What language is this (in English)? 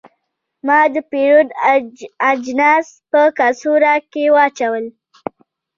Pashto